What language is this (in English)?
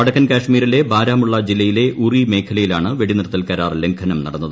Malayalam